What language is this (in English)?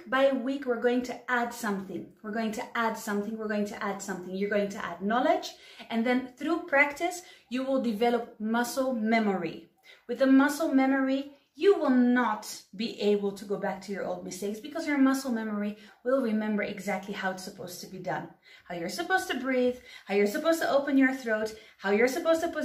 English